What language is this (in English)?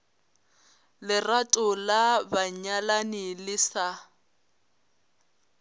Northern Sotho